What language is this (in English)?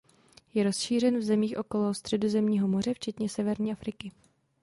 Czech